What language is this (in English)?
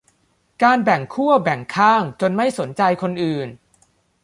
Thai